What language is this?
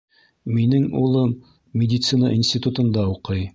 Bashkir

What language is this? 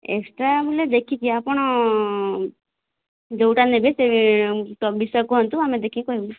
Odia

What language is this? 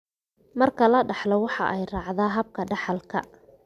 Somali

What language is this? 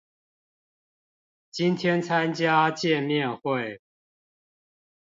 Chinese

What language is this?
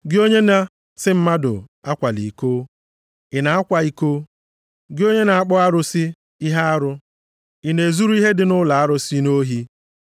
Igbo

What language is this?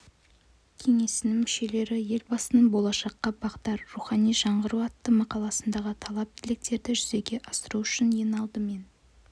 Kazakh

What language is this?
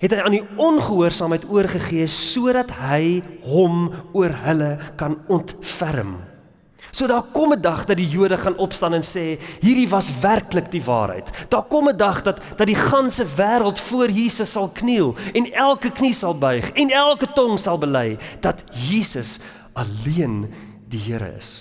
Dutch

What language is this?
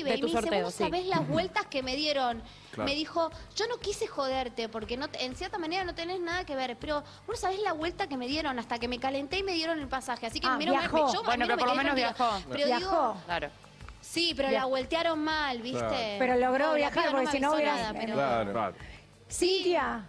Spanish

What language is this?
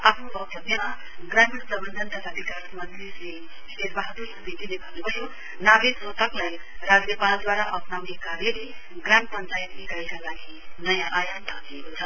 Nepali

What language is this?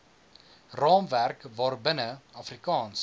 Afrikaans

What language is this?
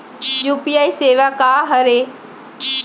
Chhattisgarhi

